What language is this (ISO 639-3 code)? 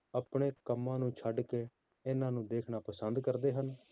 pan